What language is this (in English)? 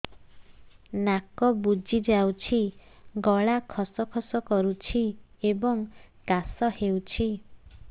Odia